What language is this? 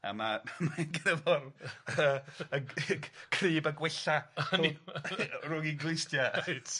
Welsh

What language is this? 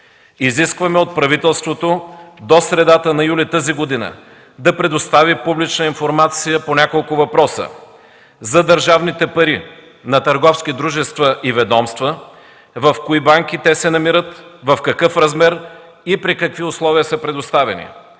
Bulgarian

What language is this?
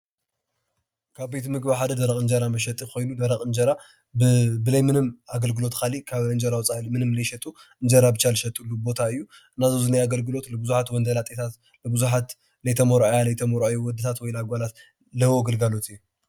Tigrinya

